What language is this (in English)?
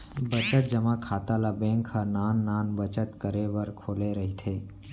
Chhattisgarhi